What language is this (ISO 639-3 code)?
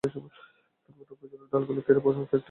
ben